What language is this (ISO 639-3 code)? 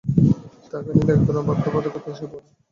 ben